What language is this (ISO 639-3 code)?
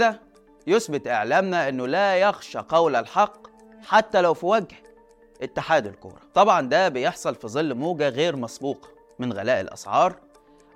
ara